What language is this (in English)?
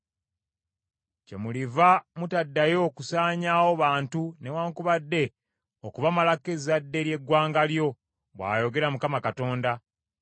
Ganda